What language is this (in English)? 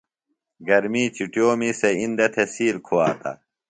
Phalura